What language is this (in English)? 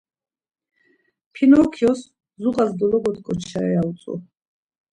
Laz